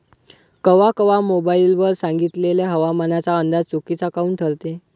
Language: Marathi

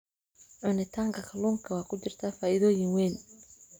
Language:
Somali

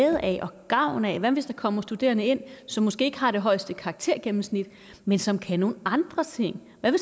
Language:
Danish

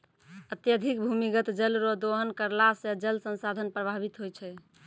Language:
Maithili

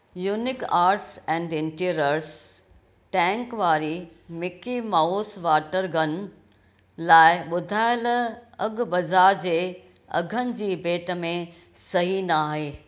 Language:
Sindhi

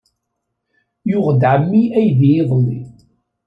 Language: Kabyle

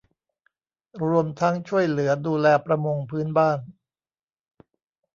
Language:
Thai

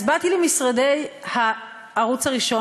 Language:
Hebrew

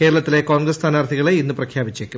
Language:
Malayalam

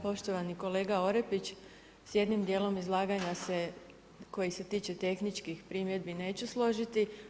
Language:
Croatian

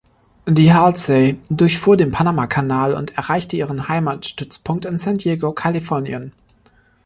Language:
German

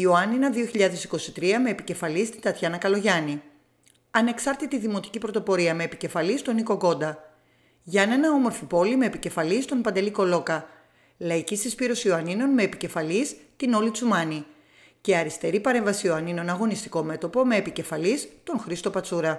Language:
Greek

